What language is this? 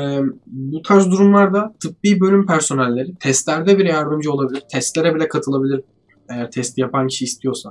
Turkish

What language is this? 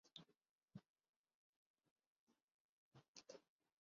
Urdu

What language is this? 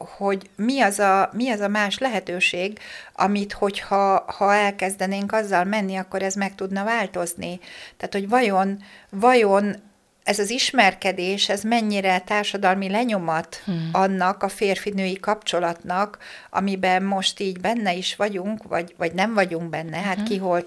Hungarian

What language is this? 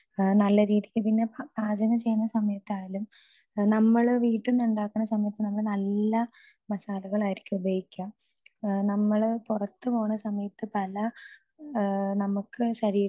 Malayalam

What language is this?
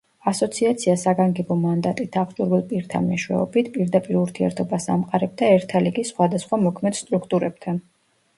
Georgian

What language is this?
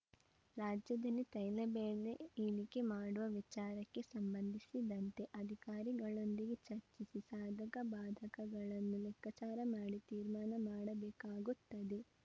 Kannada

